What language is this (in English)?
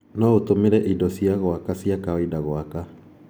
Kikuyu